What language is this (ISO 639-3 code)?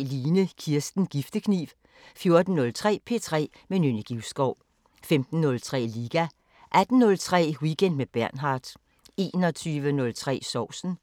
dan